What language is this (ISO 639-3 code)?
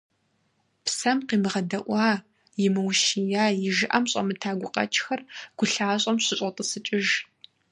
kbd